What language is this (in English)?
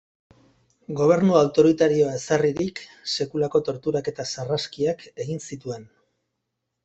Basque